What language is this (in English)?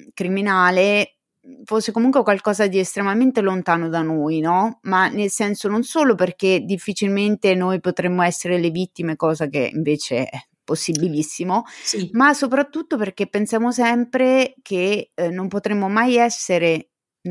Italian